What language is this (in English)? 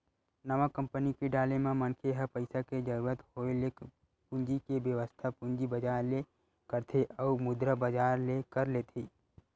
Chhattisgarhi